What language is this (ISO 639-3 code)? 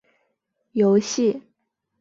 zho